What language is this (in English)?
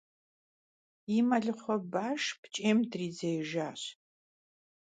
Kabardian